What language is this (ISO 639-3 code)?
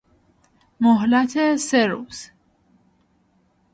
fas